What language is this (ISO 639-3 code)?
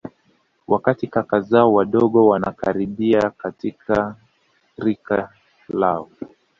swa